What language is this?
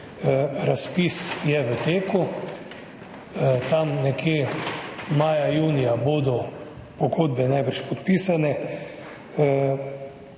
Slovenian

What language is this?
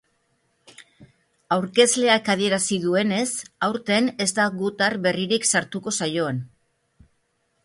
Basque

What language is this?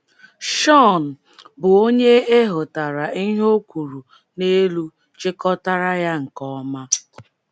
Igbo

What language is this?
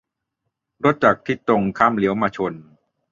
Thai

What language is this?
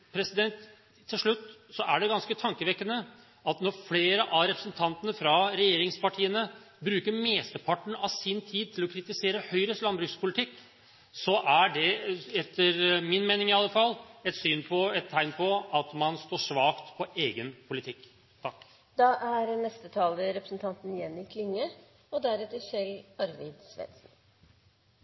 Norwegian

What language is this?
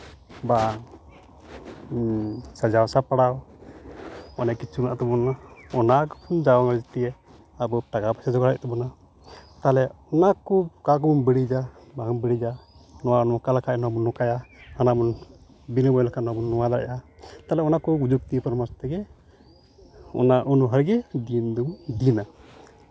Santali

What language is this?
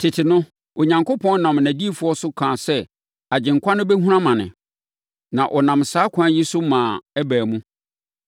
Akan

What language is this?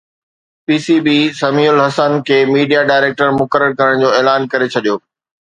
Sindhi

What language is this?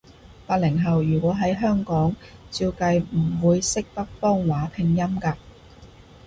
Cantonese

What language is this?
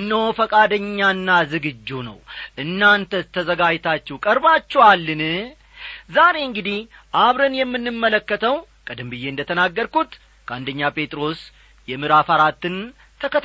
Amharic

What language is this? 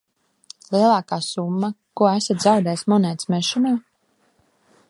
Latvian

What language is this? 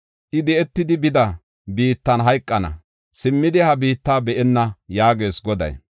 Gofa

